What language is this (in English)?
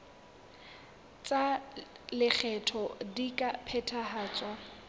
Southern Sotho